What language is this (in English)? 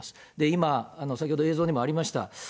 Japanese